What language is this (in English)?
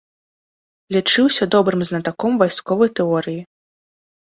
Belarusian